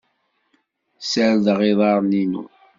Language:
Kabyle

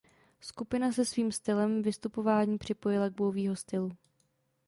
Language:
Czech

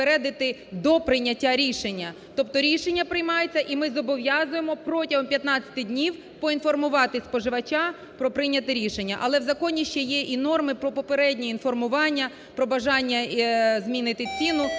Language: Ukrainian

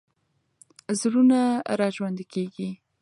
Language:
Pashto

